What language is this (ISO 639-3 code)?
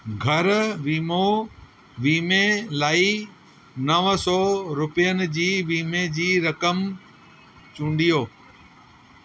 snd